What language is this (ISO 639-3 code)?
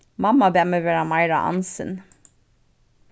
fao